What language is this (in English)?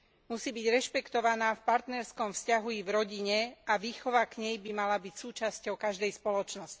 Slovak